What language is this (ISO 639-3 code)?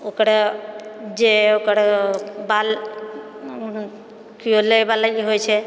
mai